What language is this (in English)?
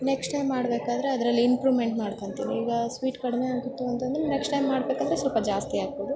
Kannada